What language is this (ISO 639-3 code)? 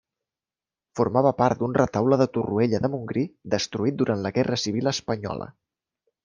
cat